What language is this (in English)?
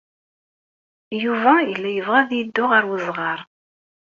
Kabyle